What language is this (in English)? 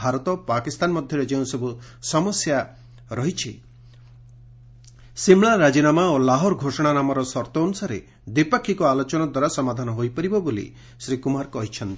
Odia